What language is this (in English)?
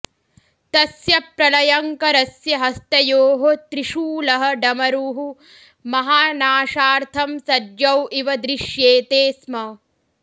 Sanskrit